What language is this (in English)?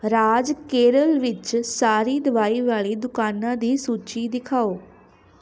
Punjabi